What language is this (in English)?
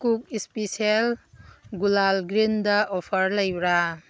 Manipuri